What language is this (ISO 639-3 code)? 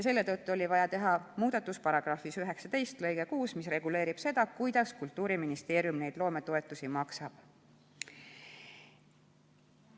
est